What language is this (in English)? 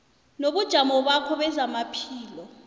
South Ndebele